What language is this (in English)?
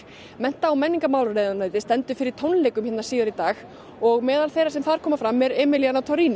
Icelandic